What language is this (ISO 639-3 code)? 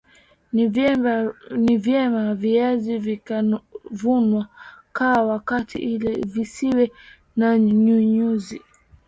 swa